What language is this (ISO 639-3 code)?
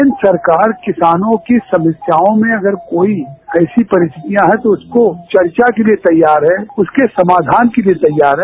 hin